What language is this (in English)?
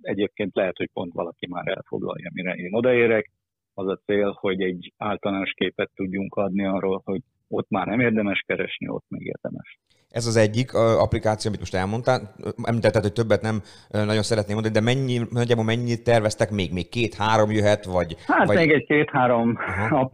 Hungarian